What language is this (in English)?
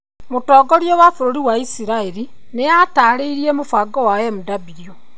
Kikuyu